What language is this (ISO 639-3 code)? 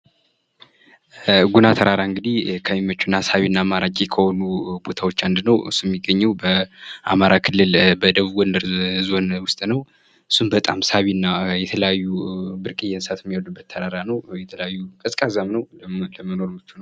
amh